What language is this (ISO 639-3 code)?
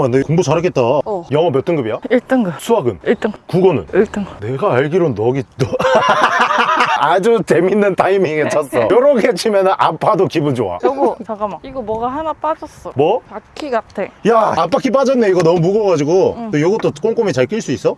kor